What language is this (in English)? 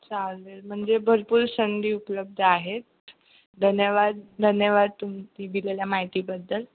Marathi